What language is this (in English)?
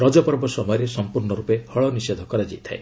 Odia